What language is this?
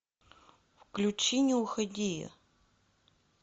Russian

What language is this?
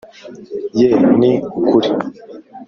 Kinyarwanda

